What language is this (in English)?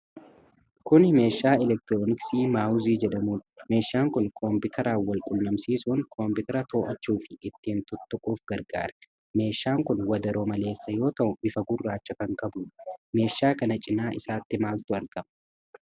Oromo